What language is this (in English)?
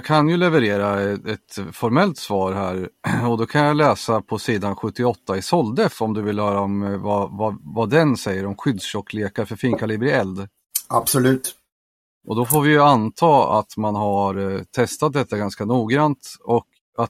Swedish